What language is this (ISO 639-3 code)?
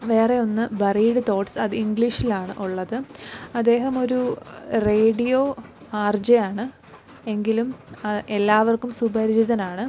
mal